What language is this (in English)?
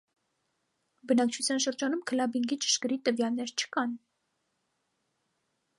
Armenian